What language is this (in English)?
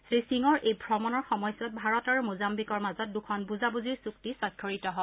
Assamese